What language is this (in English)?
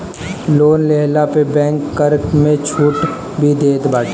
Bhojpuri